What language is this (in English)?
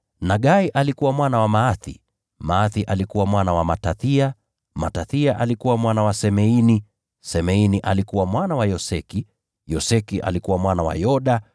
Swahili